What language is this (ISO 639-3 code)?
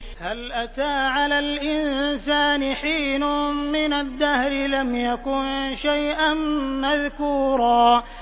ara